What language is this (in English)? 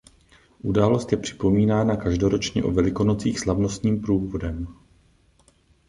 Czech